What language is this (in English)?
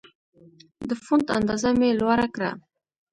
Pashto